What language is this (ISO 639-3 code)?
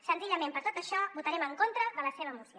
cat